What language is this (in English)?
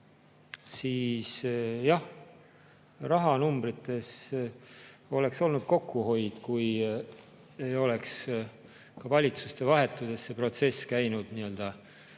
Estonian